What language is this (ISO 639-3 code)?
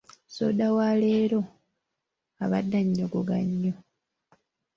lug